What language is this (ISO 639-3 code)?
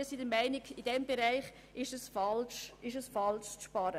gsw